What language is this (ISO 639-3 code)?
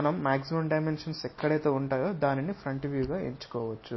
tel